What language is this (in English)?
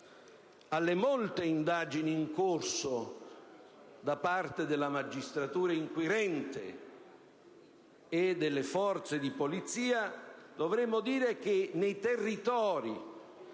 Italian